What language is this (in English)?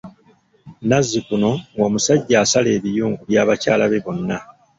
Ganda